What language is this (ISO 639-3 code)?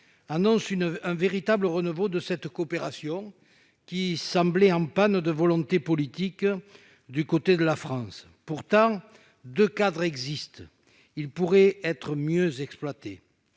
fra